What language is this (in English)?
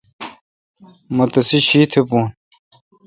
Kalkoti